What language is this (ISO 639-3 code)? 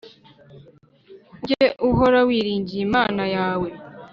kin